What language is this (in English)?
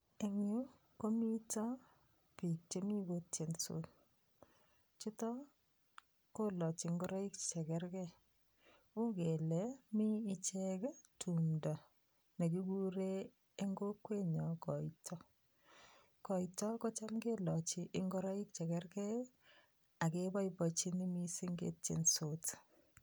Kalenjin